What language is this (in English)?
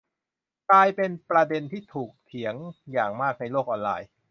Thai